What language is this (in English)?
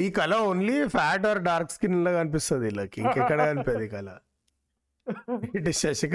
Telugu